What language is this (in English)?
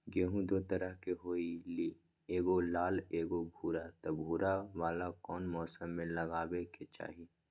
Magahi